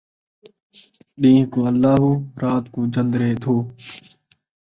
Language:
Saraiki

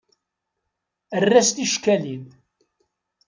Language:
Kabyle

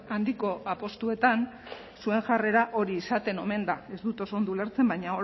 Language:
Basque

